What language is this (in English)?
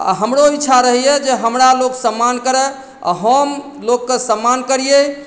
Maithili